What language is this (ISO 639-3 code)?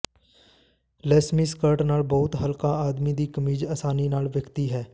pan